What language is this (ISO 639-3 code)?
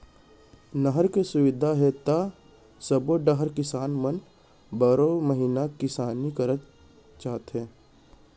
hne